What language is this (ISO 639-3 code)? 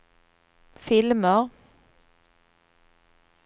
swe